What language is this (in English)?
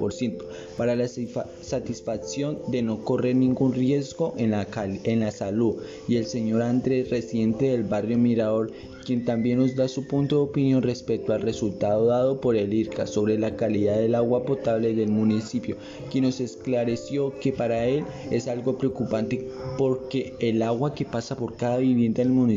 Spanish